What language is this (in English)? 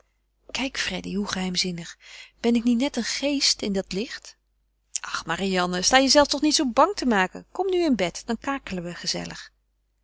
Dutch